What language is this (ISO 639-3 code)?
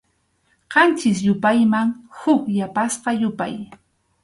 qxu